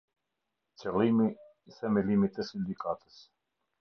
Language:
Albanian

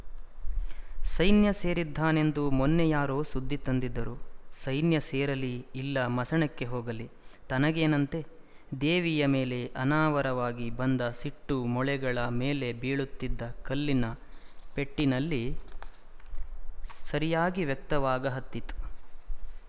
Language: Kannada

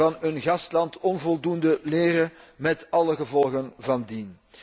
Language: Dutch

